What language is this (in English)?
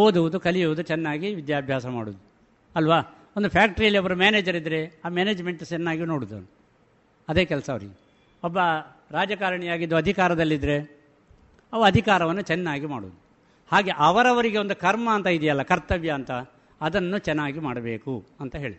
Kannada